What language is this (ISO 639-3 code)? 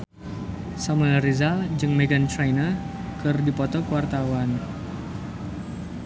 sun